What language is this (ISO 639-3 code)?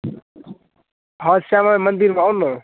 mai